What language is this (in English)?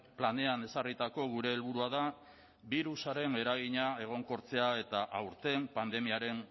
Basque